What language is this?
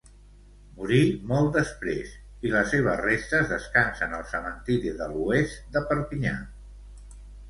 Catalan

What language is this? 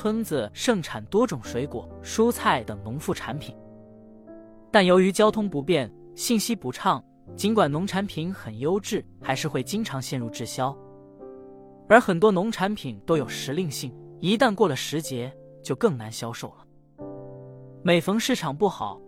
Chinese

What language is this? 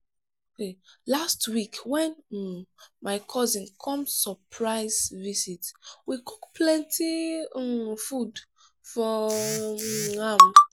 Nigerian Pidgin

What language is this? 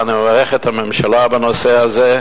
Hebrew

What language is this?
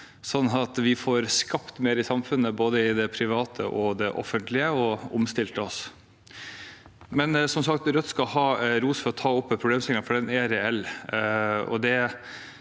Norwegian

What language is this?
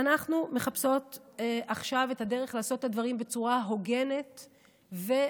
Hebrew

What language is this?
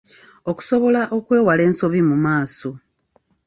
Ganda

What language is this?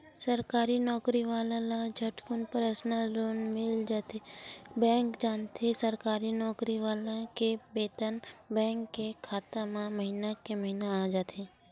Chhattisgarhi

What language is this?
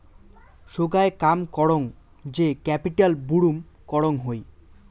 Bangla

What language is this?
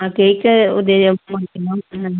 Malayalam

